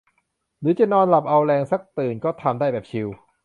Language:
Thai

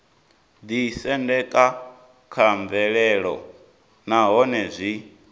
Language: Venda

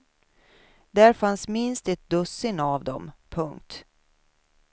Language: Swedish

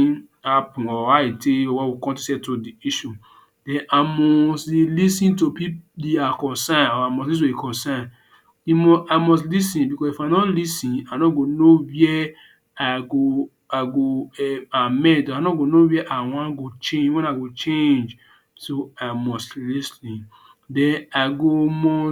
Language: Nigerian Pidgin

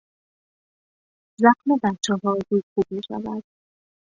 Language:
Persian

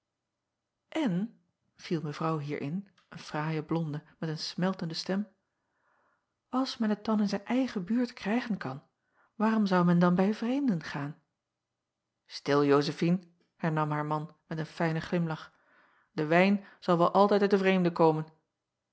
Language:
Dutch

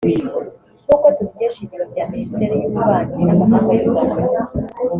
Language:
Kinyarwanda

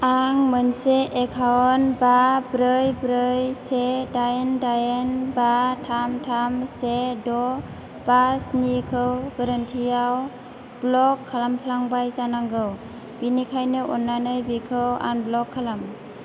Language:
Bodo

